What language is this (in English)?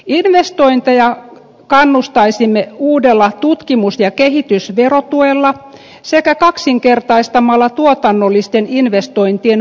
Finnish